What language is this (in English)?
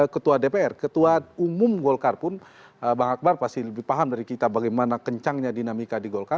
Indonesian